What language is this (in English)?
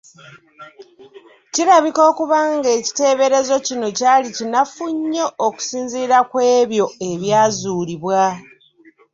Ganda